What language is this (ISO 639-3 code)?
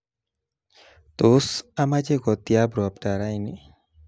kln